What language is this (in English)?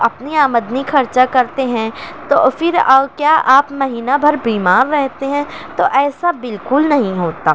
Urdu